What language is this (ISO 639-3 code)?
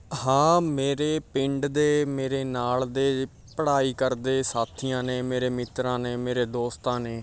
pan